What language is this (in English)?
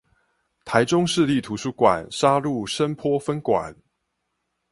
Chinese